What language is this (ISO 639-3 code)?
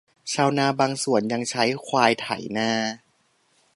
tha